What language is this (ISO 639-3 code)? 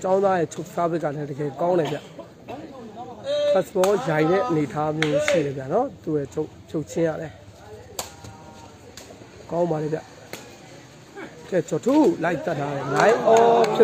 ara